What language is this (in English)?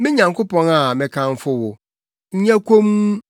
Akan